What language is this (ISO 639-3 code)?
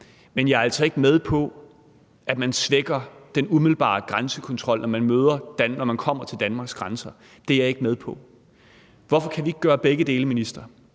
dan